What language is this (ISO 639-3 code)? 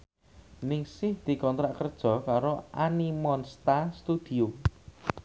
jav